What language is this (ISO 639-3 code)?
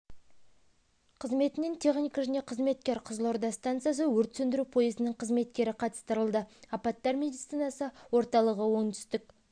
kaz